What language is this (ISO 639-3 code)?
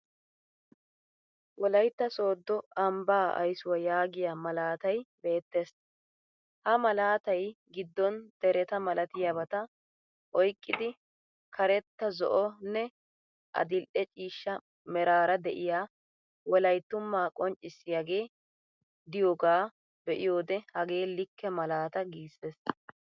wal